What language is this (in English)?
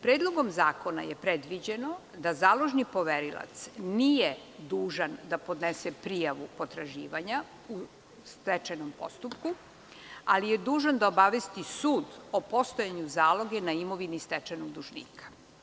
Serbian